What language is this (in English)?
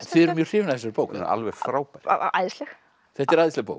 Icelandic